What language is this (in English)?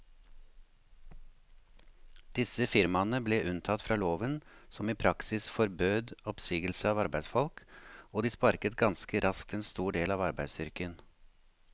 Norwegian